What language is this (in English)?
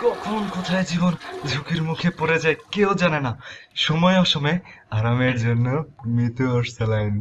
Bangla